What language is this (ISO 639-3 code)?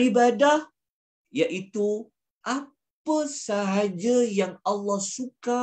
msa